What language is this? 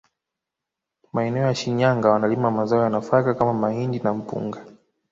Swahili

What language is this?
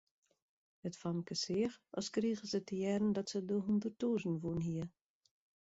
Western Frisian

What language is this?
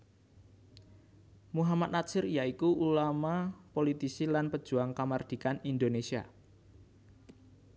Javanese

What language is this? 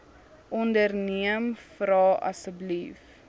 Afrikaans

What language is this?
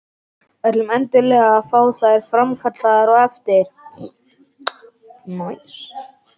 Icelandic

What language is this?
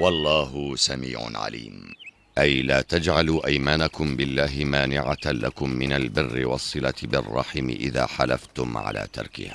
Arabic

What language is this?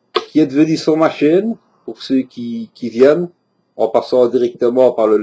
French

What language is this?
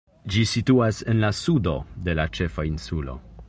Esperanto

